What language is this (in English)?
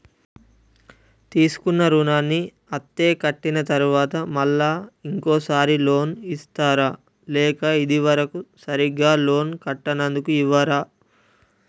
Telugu